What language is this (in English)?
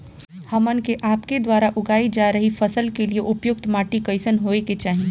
Bhojpuri